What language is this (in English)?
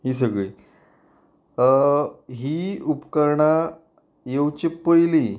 Konkani